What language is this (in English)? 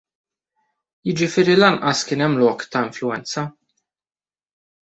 Maltese